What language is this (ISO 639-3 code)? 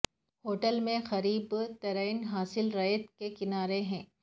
urd